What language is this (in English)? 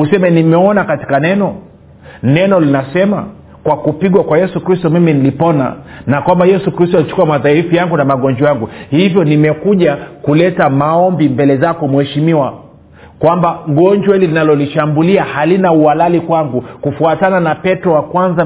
Swahili